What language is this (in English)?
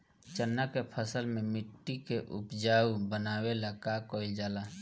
Bhojpuri